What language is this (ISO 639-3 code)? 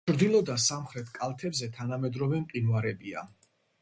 kat